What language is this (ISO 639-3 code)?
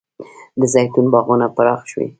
pus